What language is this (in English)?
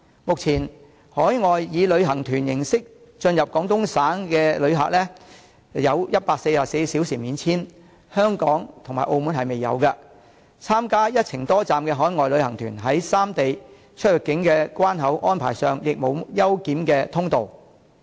Cantonese